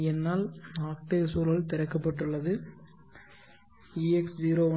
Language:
Tamil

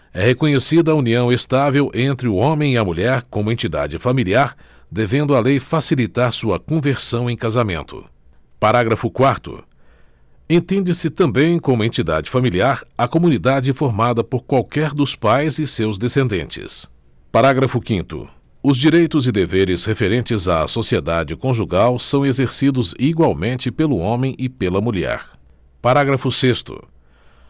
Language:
Portuguese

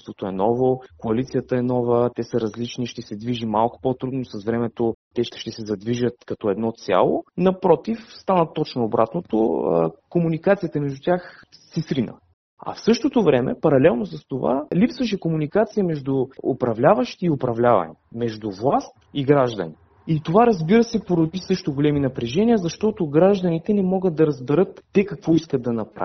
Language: Bulgarian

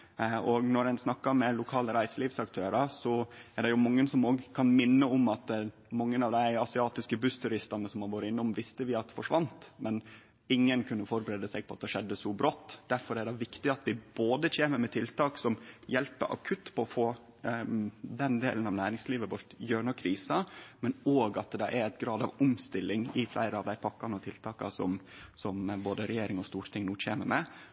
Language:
Norwegian Nynorsk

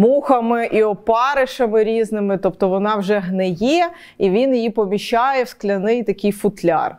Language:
Ukrainian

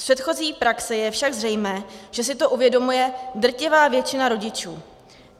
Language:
Czech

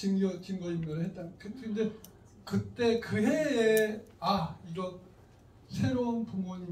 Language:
Korean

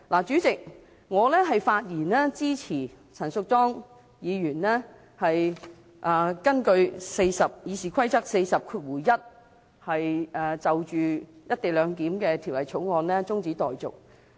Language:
Cantonese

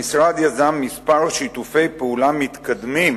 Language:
Hebrew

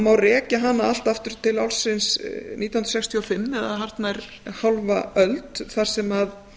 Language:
Icelandic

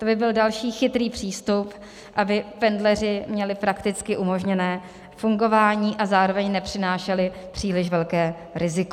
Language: Czech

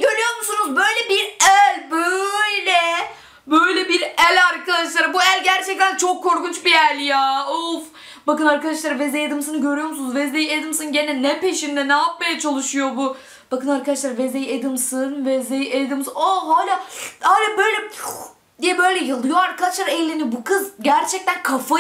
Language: Turkish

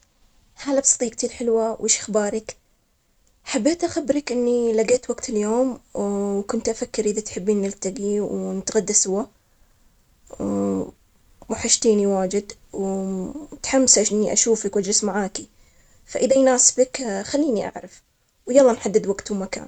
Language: Omani Arabic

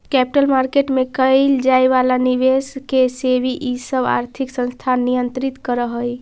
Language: Magahi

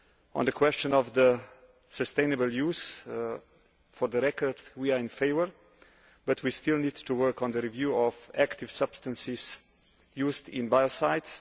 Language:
English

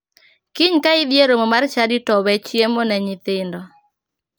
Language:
Luo (Kenya and Tanzania)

